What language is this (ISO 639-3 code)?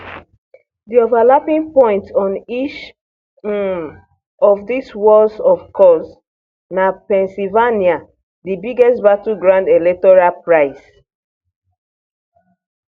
pcm